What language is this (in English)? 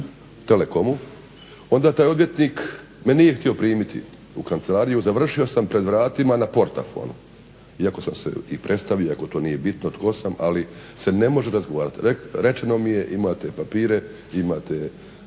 Croatian